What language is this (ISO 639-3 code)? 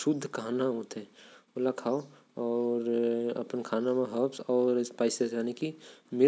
kfp